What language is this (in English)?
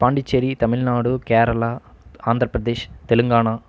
Tamil